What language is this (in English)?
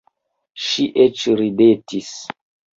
Esperanto